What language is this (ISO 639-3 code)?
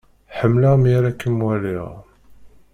kab